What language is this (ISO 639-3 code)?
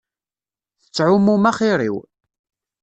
kab